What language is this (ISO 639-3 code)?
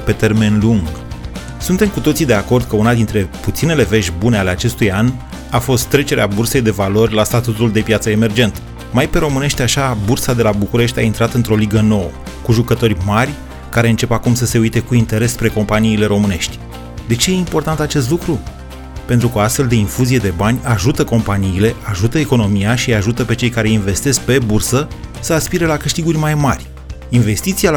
ron